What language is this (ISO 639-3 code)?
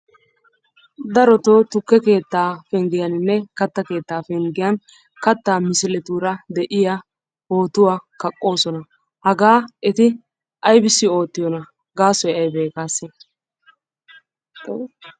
wal